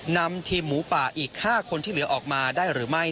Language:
Thai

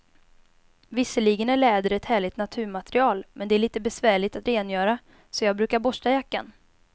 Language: Swedish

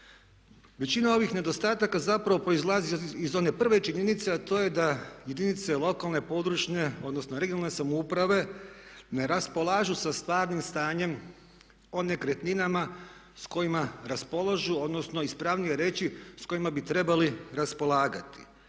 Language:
Croatian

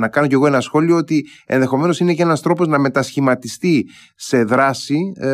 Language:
Greek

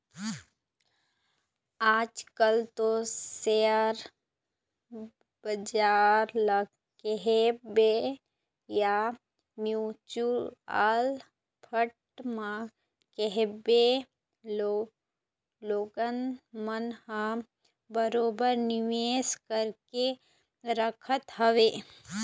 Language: Chhattisgarhi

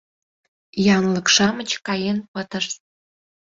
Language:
Mari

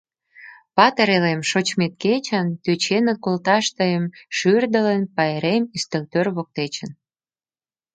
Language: Mari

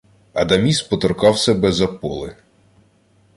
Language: Ukrainian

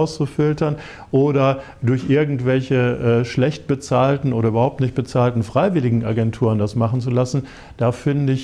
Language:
German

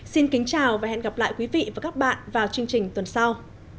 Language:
Vietnamese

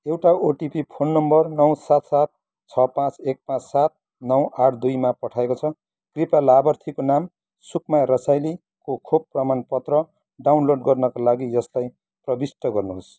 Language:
Nepali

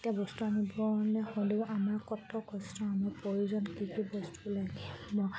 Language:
Assamese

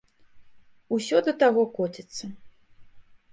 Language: Belarusian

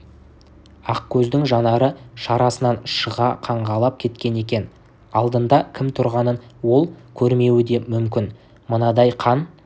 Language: Kazakh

